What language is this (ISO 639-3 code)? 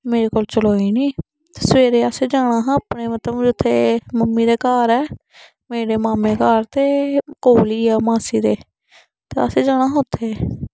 doi